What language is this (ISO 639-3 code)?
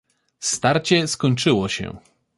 pol